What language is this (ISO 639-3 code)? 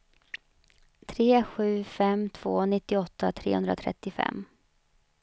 swe